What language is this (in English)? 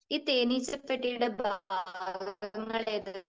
Malayalam